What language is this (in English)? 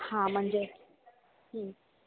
Marathi